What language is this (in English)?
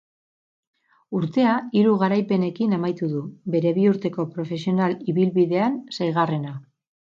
Basque